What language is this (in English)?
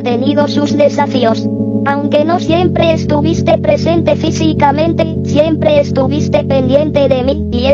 Spanish